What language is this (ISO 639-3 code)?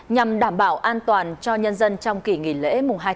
vie